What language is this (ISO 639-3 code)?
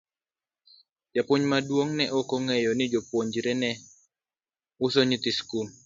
luo